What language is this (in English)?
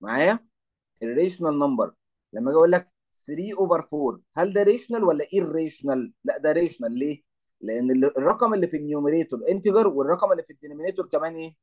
Arabic